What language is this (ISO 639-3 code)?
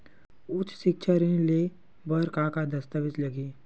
hne